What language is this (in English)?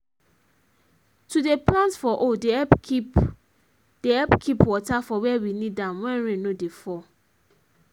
Nigerian Pidgin